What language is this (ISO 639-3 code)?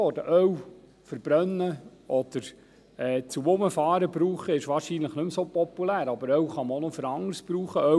gsw